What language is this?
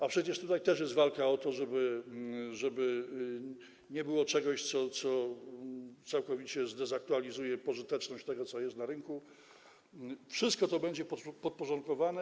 Polish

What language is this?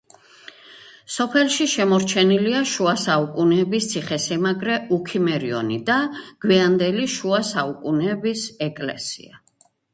Georgian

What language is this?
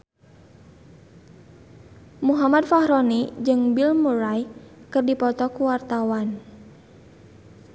Sundanese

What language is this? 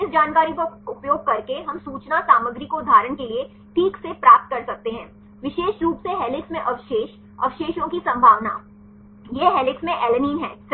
Hindi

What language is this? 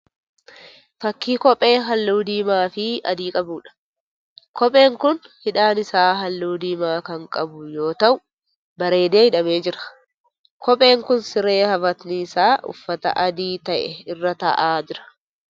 Oromo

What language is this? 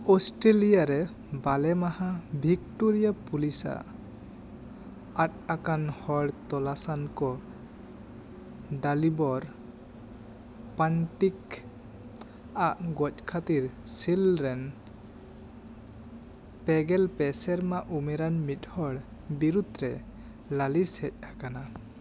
Santali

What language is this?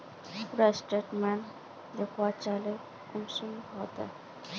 Magahi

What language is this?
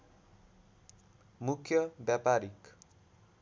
Nepali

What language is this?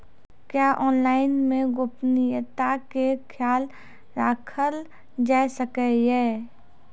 Maithili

